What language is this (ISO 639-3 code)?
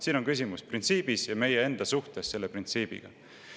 est